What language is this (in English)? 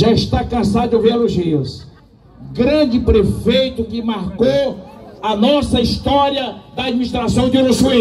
Portuguese